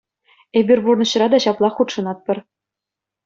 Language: Chuvash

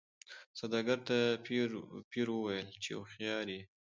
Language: Pashto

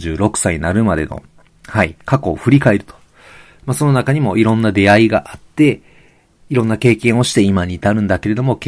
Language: Japanese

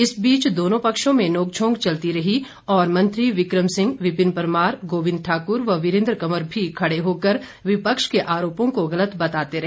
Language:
Hindi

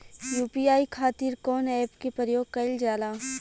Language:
Bhojpuri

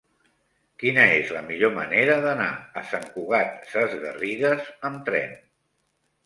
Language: Catalan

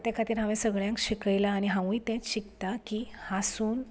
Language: Konkani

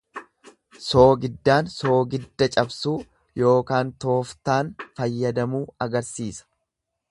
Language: Oromo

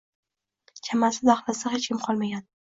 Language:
Uzbek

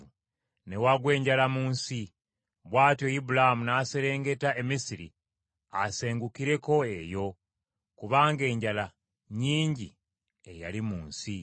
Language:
Ganda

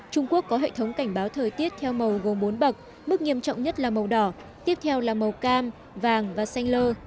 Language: Vietnamese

